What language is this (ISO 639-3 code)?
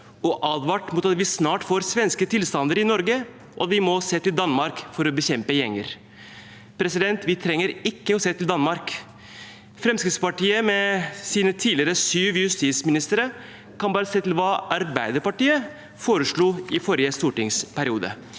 nor